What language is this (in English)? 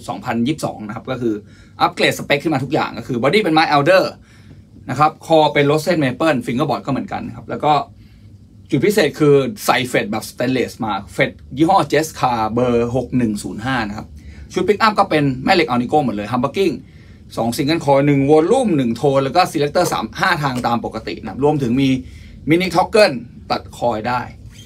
Thai